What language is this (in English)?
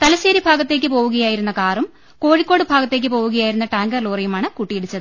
Malayalam